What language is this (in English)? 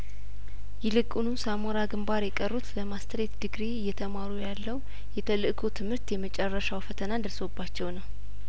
Amharic